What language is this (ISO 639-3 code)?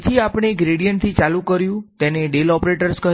guj